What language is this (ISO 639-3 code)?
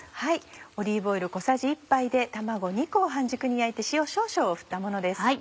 jpn